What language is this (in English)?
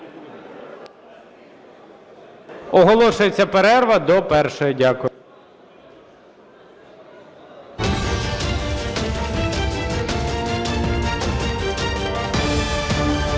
Ukrainian